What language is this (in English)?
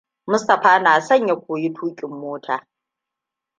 Hausa